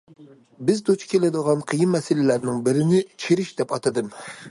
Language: Uyghur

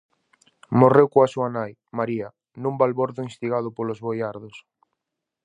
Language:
Galician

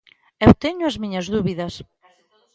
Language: Galician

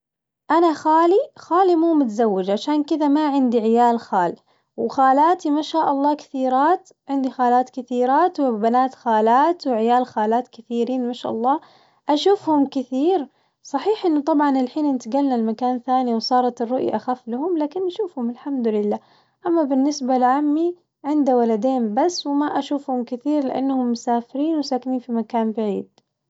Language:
Najdi Arabic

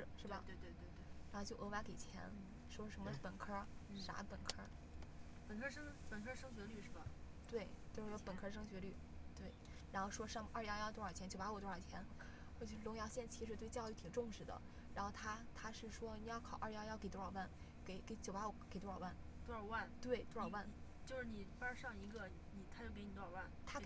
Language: Chinese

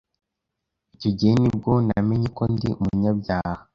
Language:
Kinyarwanda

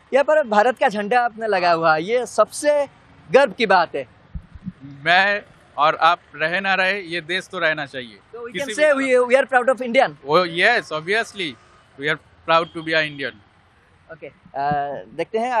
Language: Hindi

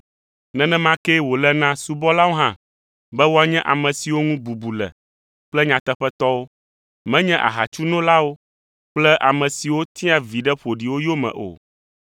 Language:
Ewe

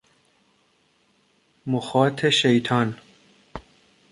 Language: Persian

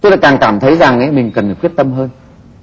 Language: Vietnamese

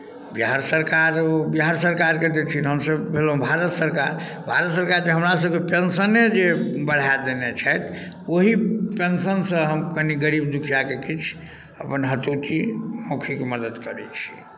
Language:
Maithili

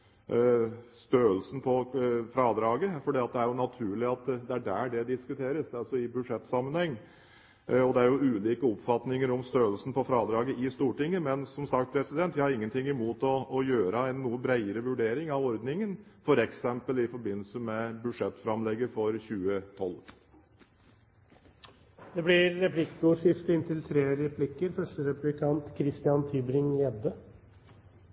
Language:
Norwegian Bokmål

